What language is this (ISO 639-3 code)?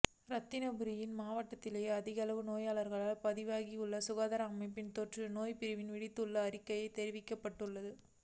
tam